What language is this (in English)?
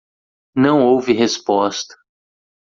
Portuguese